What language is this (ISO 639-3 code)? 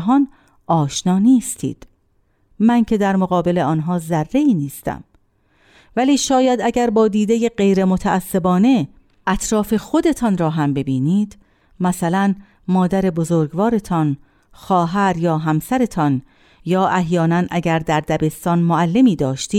fas